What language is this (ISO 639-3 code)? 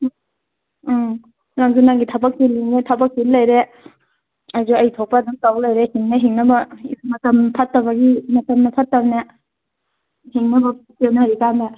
mni